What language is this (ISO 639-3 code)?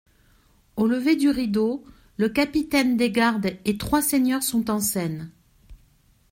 fra